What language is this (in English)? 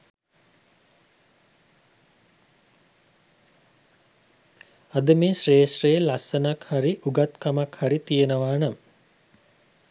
Sinhala